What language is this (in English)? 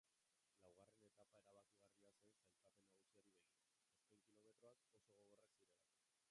Basque